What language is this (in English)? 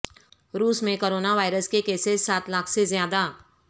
Urdu